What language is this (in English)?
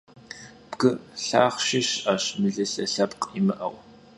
Kabardian